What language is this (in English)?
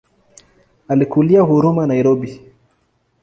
Swahili